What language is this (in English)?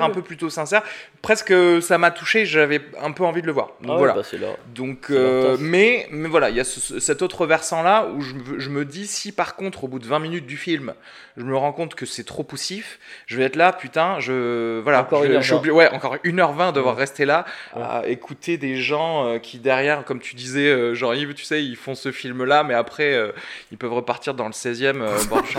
French